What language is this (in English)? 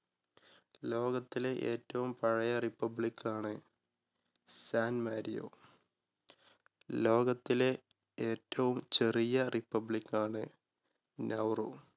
Malayalam